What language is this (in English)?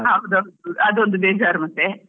Kannada